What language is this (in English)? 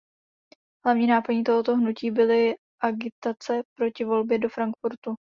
Czech